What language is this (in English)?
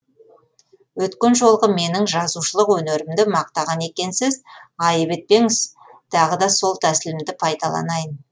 Kazakh